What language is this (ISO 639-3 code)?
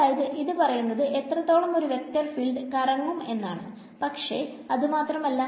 mal